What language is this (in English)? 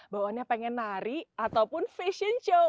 Indonesian